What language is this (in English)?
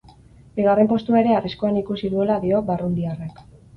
Basque